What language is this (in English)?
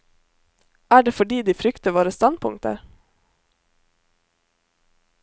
Norwegian